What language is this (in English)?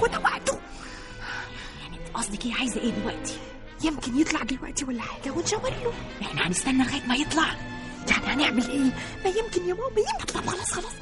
Arabic